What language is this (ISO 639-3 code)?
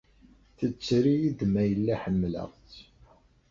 kab